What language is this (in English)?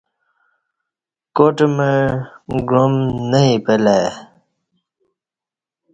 Kati